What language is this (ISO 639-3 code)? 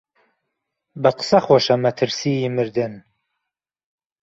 ckb